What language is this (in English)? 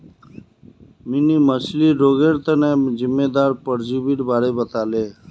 Magahi